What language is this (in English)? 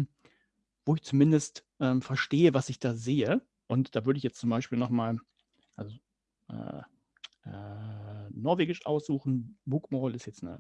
German